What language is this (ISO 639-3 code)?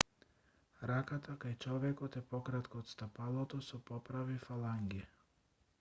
mkd